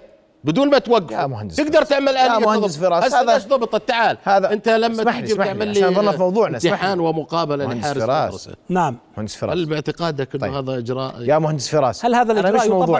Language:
Arabic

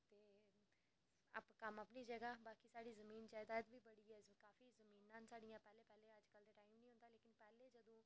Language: Dogri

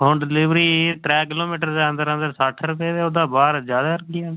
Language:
Dogri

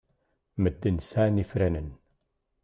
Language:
Kabyle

